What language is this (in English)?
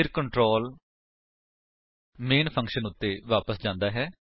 Punjabi